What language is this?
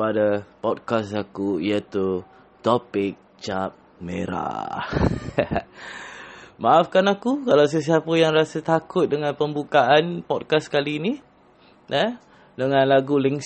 Malay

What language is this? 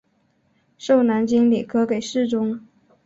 Chinese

